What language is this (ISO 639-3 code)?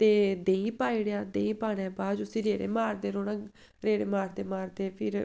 doi